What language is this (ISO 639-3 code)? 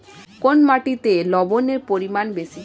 ben